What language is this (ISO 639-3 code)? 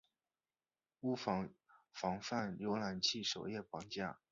zho